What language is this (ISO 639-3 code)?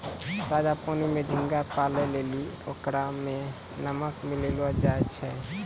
mai